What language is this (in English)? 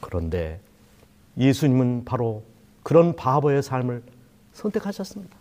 Korean